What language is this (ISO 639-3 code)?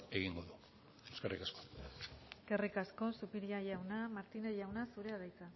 eus